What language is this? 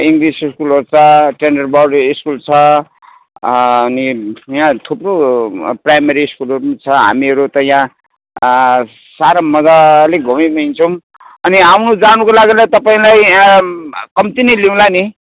Nepali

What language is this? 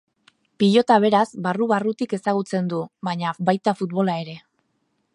Basque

